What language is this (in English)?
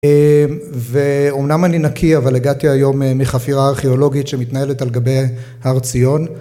Hebrew